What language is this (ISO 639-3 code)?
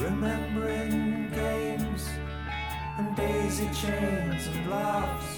fas